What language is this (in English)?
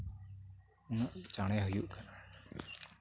Santali